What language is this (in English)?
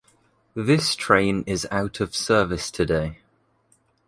English